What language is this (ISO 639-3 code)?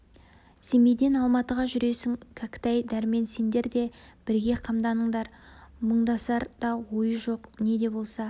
kaz